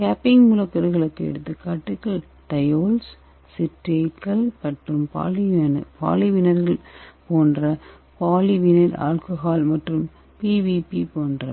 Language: Tamil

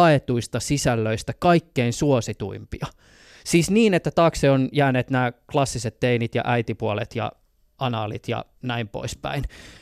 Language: Finnish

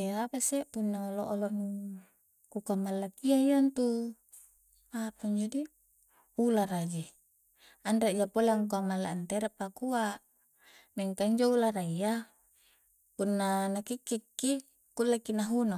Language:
Coastal Konjo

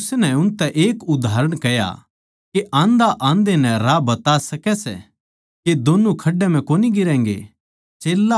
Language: Haryanvi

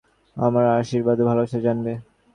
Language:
Bangla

